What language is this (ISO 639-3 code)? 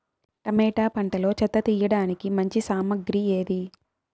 tel